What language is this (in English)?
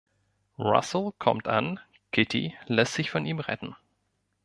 German